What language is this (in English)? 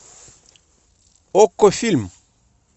Russian